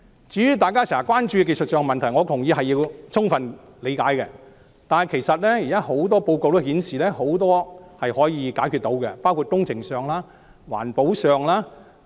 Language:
Cantonese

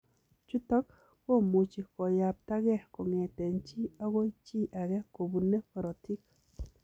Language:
Kalenjin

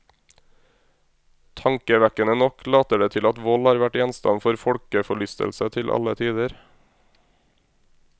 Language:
Norwegian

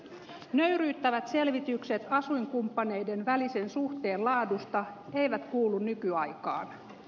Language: Finnish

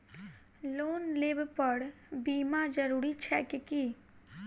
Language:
Maithili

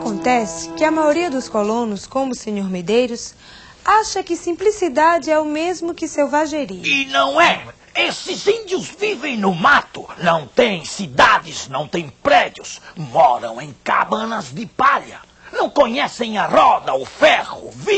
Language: Portuguese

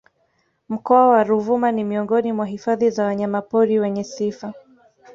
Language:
Swahili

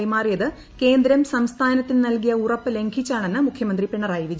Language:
Malayalam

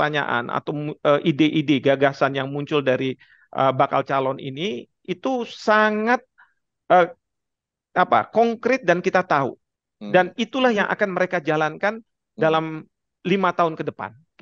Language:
Indonesian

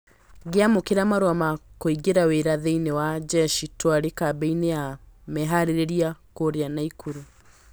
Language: Kikuyu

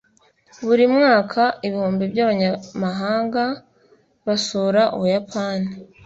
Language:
Kinyarwanda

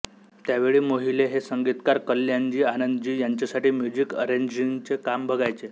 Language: Marathi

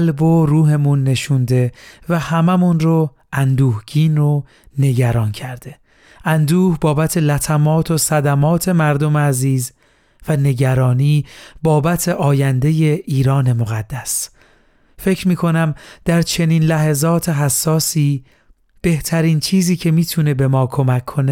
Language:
Persian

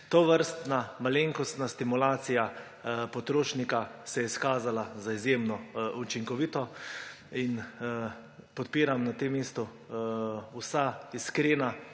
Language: Slovenian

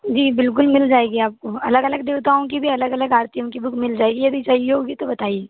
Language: Hindi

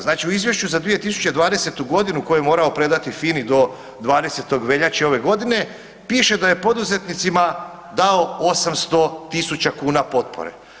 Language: Croatian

